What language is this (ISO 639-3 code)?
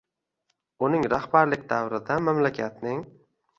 uzb